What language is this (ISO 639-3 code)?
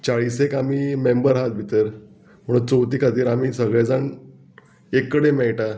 kok